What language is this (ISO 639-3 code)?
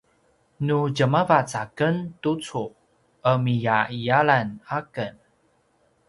pwn